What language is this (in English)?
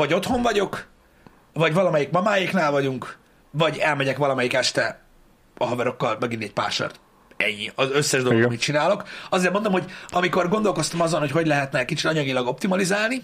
Hungarian